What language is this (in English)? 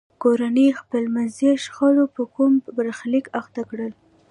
Pashto